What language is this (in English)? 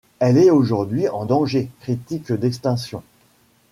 French